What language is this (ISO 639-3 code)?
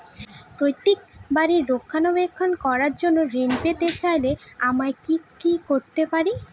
ben